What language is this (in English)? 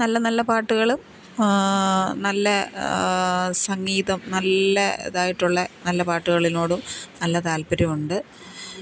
Malayalam